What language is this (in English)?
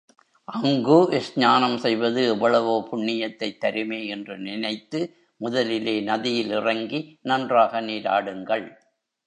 Tamil